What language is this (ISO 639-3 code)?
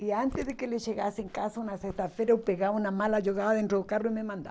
por